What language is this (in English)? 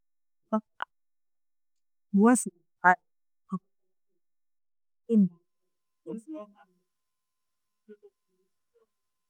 Tedaga